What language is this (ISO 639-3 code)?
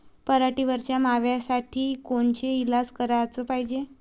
mar